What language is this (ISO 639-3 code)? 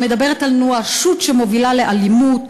heb